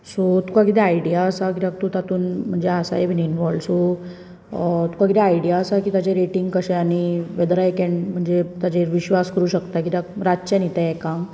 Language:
Konkani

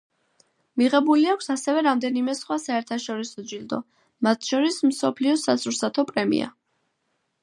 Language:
Georgian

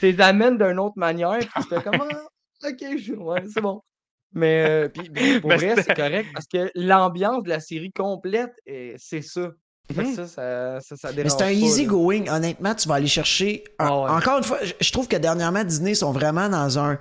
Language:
French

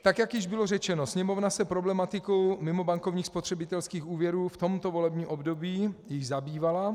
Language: Czech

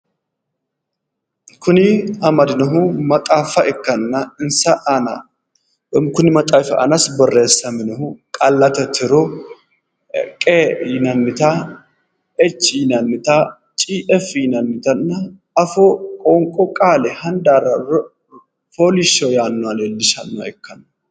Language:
Sidamo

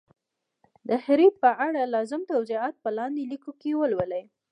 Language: Pashto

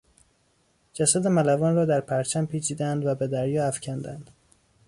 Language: Persian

